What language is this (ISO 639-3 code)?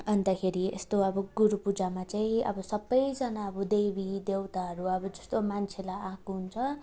nep